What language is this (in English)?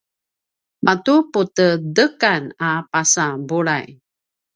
Paiwan